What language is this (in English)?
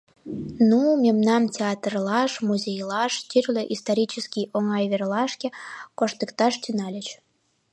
Mari